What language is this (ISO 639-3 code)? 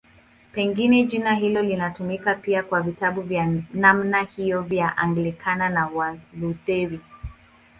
swa